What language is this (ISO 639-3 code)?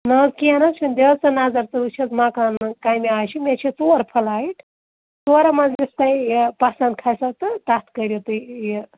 kas